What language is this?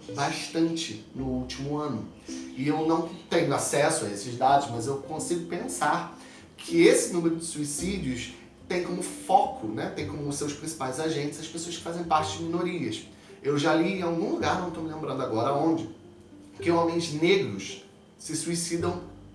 Portuguese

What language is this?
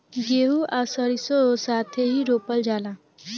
Bhojpuri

